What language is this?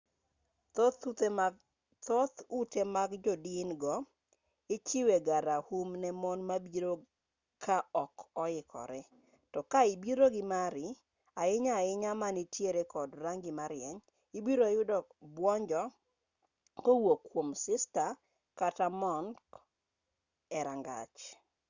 Luo (Kenya and Tanzania)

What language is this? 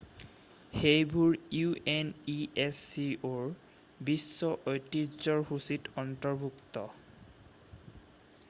Assamese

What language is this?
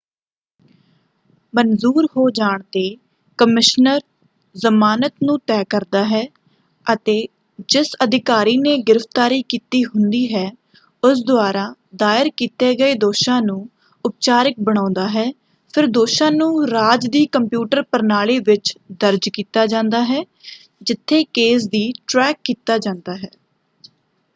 Punjabi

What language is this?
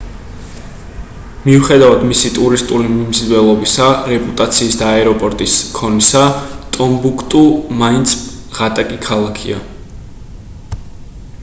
Georgian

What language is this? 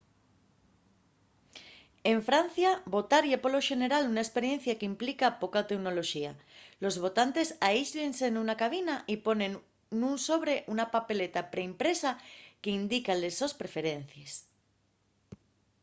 Asturian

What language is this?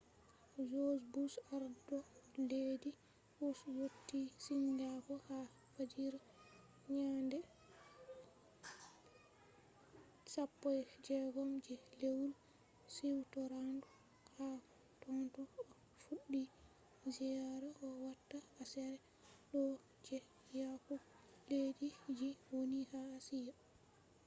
Fula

